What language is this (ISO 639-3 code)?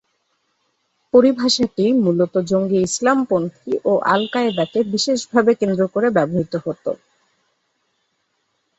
ben